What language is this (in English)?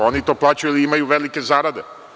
Serbian